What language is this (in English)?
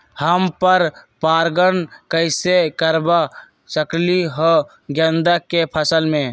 Magahi